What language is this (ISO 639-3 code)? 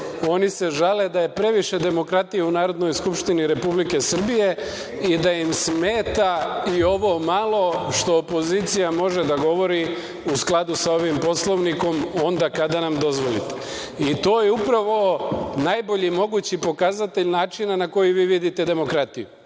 srp